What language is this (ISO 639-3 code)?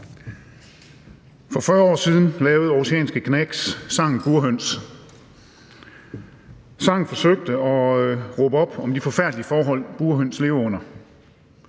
dan